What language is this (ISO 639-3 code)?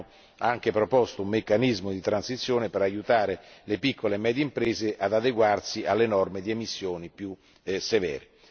ita